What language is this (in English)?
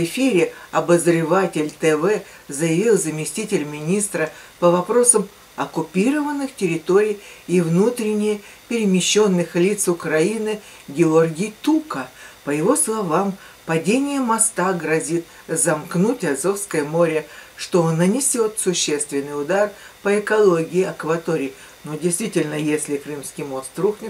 Russian